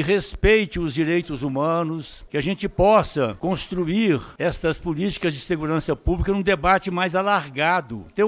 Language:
Portuguese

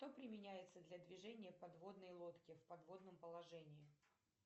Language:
Russian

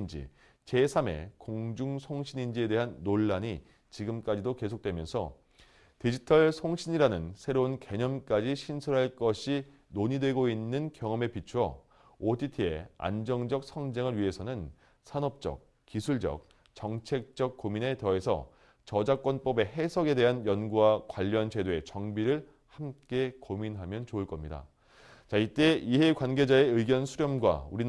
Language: Korean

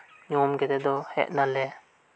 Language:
Santali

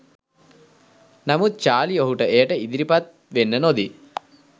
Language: Sinhala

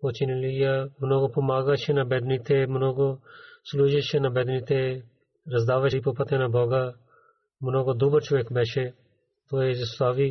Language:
Bulgarian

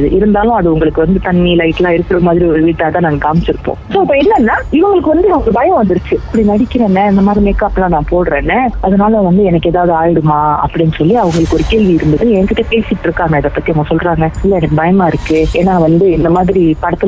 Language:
Tamil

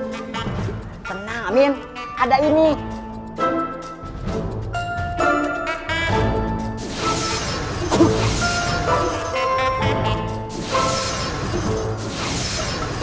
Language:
Indonesian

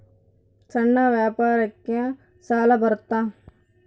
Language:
Kannada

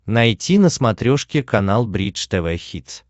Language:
Russian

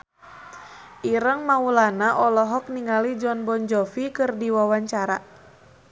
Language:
Sundanese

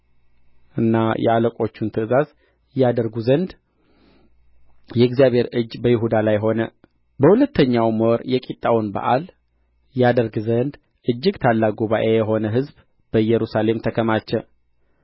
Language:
Amharic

